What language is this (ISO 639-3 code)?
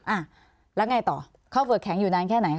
tha